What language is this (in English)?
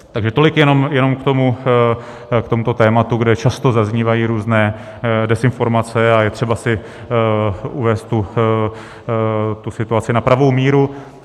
Czech